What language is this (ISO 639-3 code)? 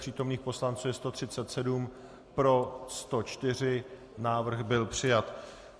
ces